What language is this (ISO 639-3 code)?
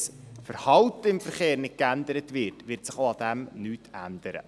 gsw